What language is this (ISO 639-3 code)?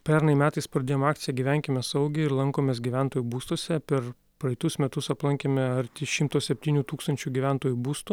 lit